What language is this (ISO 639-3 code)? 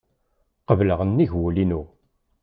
kab